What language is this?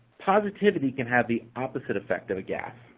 English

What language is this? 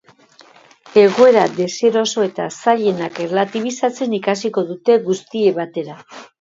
Basque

